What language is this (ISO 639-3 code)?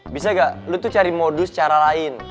ind